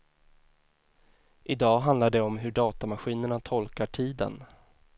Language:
Swedish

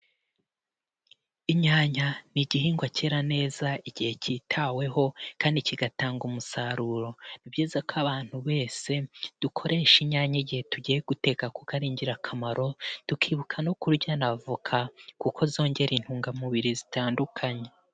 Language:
Kinyarwanda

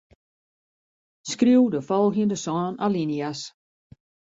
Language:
Western Frisian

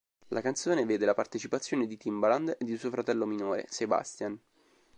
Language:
Italian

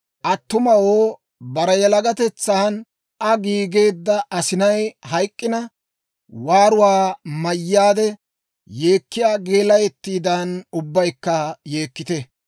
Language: Dawro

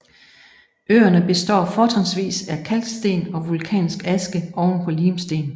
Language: Danish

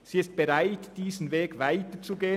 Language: Swiss German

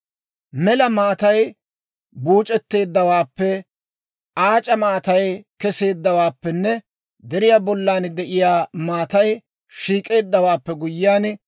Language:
Dawro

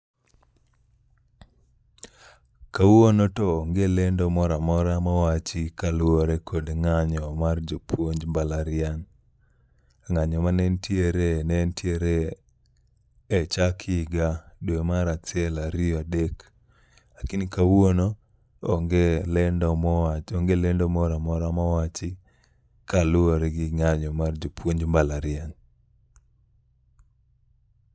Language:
Luo (Kenya and Tanzania)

